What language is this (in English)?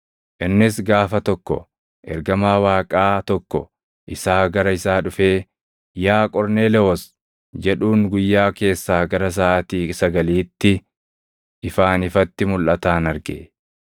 Oromo